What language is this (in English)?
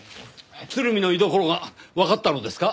Japanese